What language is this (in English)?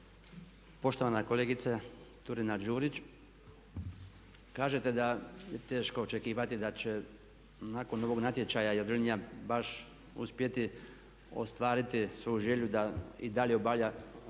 Croatian